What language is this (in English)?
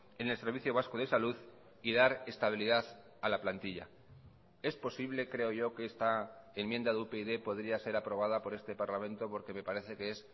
Spanish